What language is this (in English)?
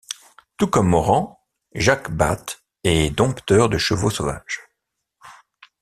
French